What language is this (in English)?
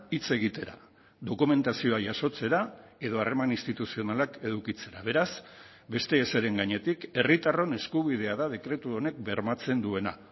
Basque